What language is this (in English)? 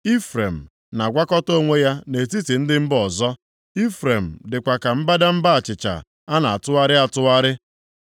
Igbo